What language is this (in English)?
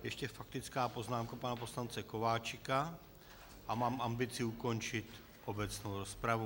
Czech